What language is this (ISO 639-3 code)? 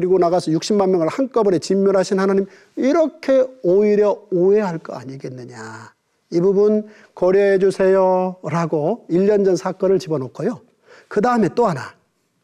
kor